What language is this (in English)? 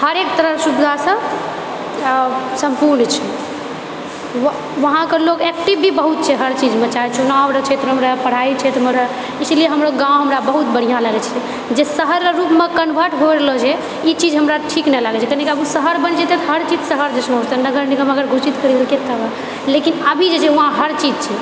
Maithili